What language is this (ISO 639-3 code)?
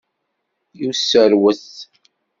kab